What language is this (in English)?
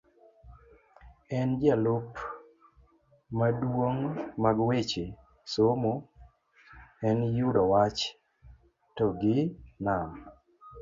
Luo (Kenya and Tanzania)